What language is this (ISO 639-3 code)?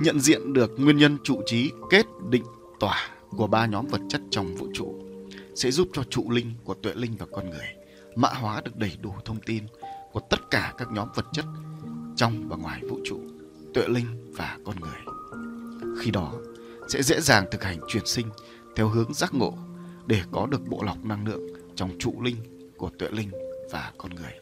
vie